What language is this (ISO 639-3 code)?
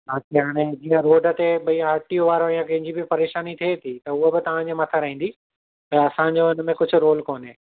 snd